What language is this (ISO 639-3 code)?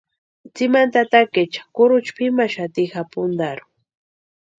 pua